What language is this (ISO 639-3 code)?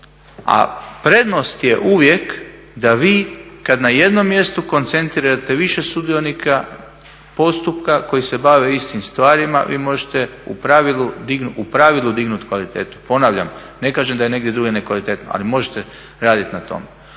hrv